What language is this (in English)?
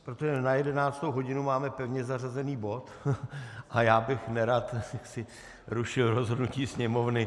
Czech